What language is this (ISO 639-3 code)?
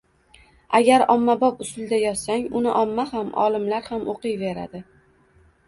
uzb